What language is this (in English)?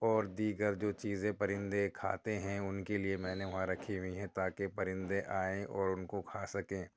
Urdu